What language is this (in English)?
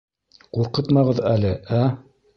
Bashkir